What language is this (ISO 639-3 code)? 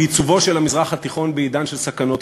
heb